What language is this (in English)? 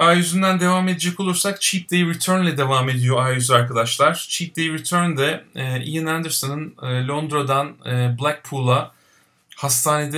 Turkish